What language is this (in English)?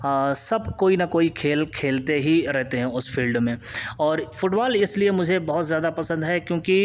Urdu